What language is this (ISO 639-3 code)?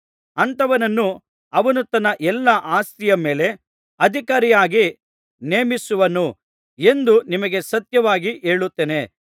kan